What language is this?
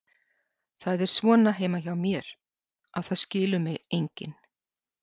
Icelandic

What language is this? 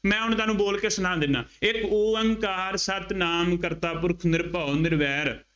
Punjabi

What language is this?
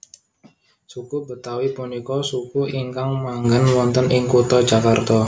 Javanese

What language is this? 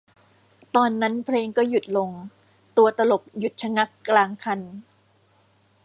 Thai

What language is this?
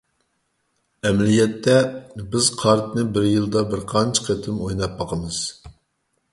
Uyghur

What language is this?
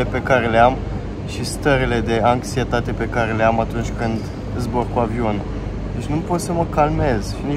Romanian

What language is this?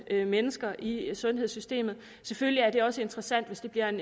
Danish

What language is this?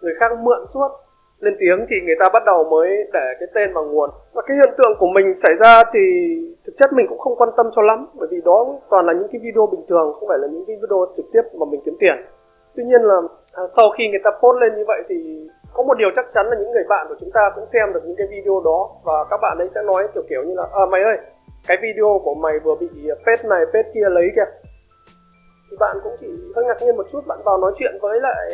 Vietnamese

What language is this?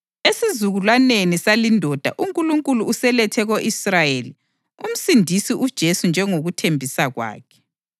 North Ndebele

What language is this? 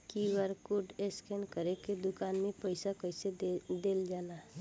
Bhojpuri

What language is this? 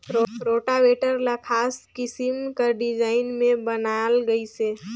Chhattisgarhi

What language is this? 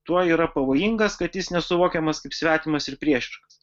Lithuanian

